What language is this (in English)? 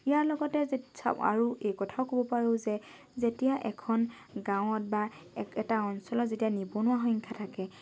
Assamese